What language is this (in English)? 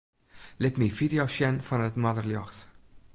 Western Frisian